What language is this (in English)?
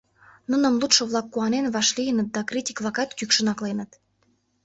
Mari